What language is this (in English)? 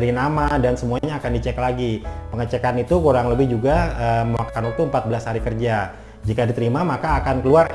Indonesian